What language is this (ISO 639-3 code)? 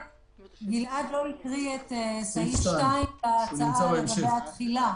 heb